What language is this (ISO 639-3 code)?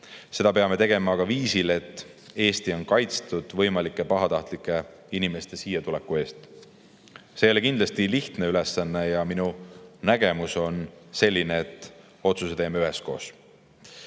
est